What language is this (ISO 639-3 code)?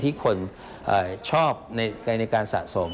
tha